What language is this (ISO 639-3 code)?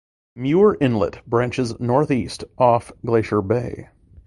eng